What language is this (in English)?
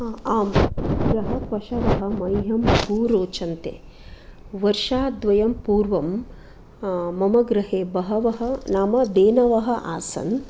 Sanskrit